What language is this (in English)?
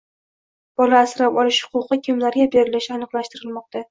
Uzbek